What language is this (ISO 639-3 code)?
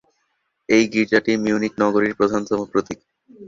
ben